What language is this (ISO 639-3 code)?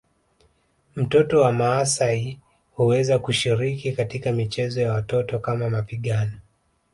swa